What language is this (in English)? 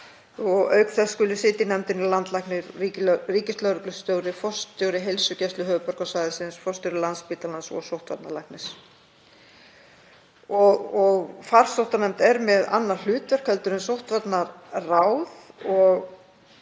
Icelandic